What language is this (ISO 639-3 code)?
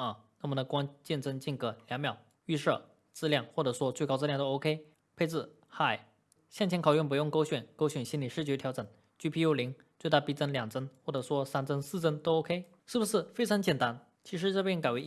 zho